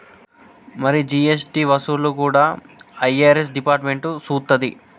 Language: Telugu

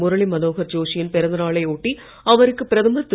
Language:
Tamil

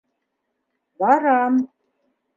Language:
Bashkir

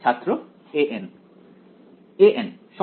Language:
Bangla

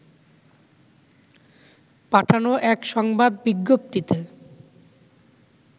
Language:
Bangla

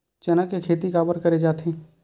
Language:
Chhattisgarhi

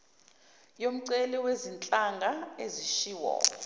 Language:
Zulu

